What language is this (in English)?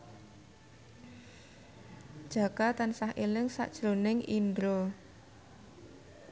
Javanese